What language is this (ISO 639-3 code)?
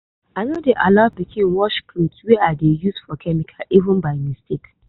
pcm